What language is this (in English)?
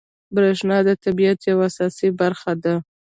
Pashto